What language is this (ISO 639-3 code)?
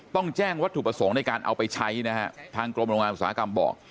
tha